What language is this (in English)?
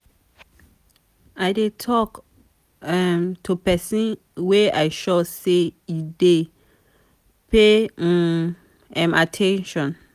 Nigerian Pidgin